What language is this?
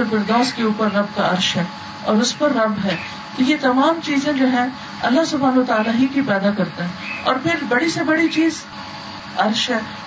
Urdu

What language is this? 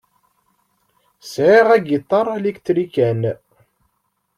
Kabyle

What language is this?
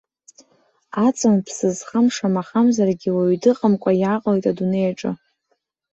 Abkhazian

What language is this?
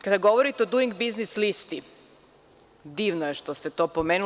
Serbian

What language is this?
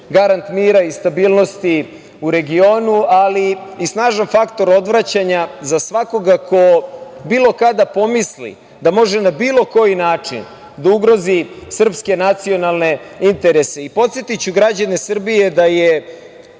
Serbian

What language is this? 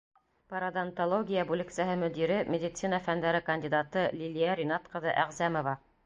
Bashkir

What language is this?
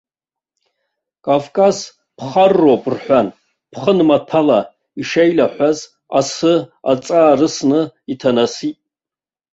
Abkhazian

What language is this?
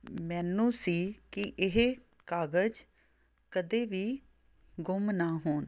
Punjabi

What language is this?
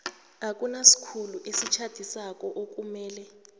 South Ndebele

